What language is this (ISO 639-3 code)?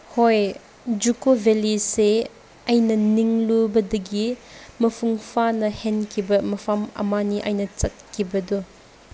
mni